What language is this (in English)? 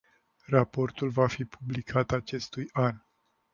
Romanian